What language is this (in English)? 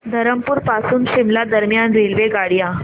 Marathi